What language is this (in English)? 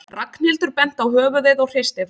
Icelandic